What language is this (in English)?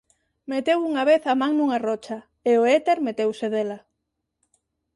Galician